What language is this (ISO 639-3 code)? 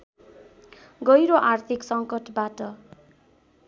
nep